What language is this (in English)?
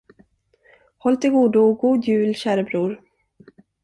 Swedish